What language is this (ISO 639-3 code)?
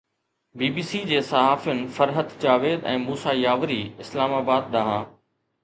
snd